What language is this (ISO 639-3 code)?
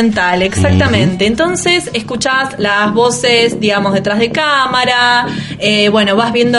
spa